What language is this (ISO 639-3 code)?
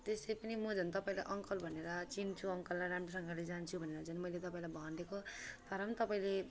nep